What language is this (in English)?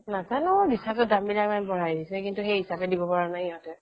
Assamese